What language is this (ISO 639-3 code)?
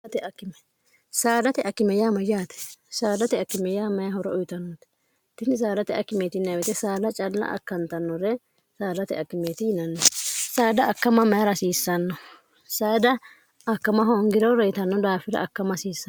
sid